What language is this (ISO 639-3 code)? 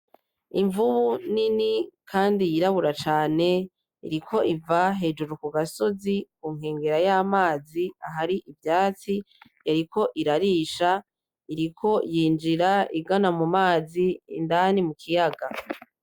run